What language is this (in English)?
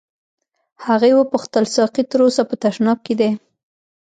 Pashto